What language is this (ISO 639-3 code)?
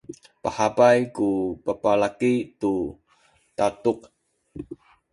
szy